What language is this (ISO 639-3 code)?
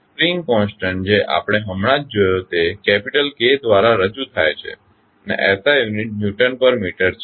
guj